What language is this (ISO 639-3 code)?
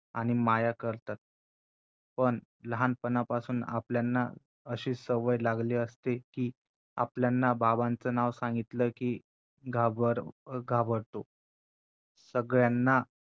mar